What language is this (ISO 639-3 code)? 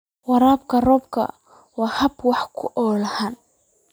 som